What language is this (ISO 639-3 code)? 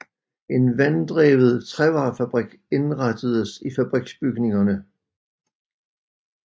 dan